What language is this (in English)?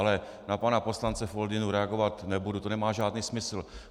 Czech